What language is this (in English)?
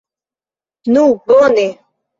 Esperanto